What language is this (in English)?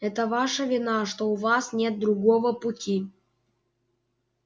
Russian